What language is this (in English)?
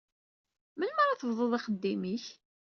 Kabyle